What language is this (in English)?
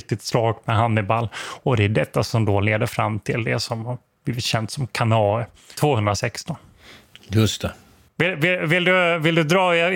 Swedish